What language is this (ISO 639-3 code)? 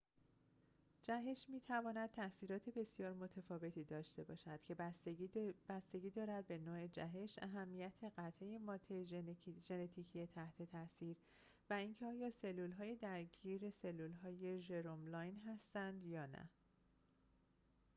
fas